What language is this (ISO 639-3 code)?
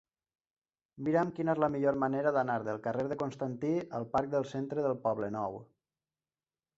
cat